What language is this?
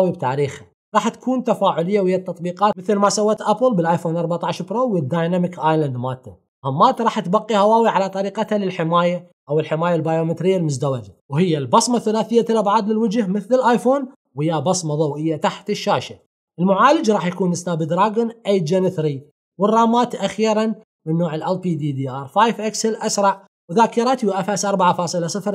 Arabic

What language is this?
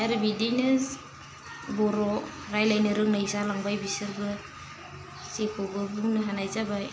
Bodo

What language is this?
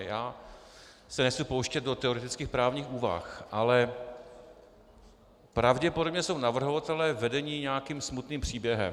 Czech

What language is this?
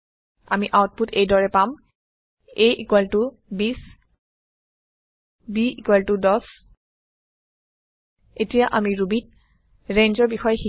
Assamese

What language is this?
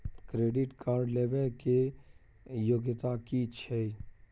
Maithili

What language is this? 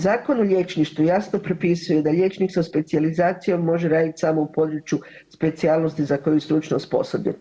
Croatian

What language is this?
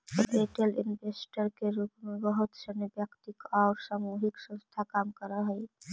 Magahi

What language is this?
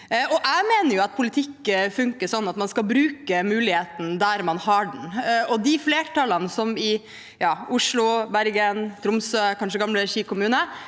Norwegian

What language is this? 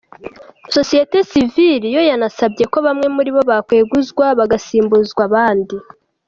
Kinyarwanda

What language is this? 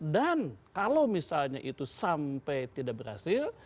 Indonesian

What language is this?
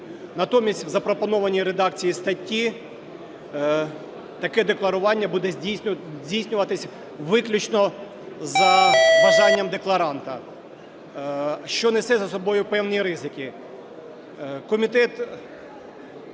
Ukrainian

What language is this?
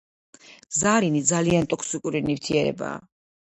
Georgian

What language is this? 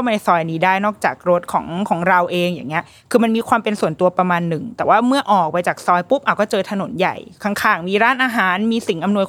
Thai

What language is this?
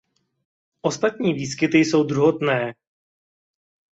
Czech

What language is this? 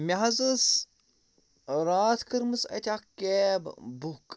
Kashmiri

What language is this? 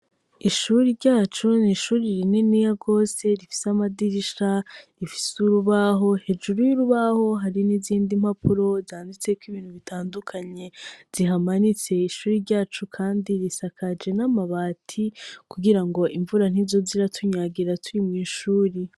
Rundi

